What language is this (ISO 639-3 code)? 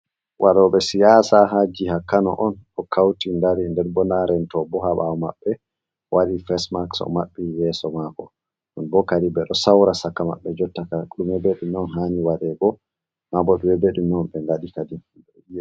ful